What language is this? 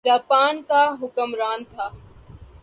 Urdu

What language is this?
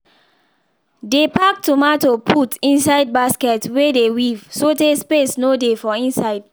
Nigerian Pidgin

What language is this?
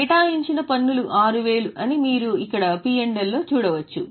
Telugu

